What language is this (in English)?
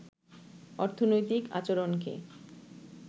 Bangla